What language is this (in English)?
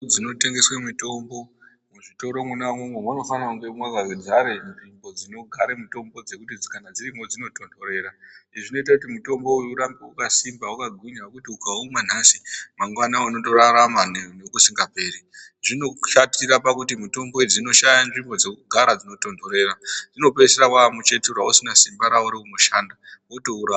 Ndau